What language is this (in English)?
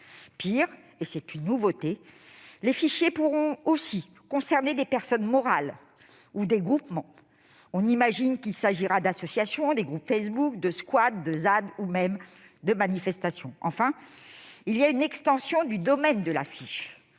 French